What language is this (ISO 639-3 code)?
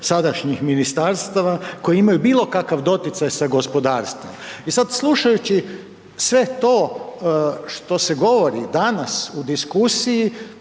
hrv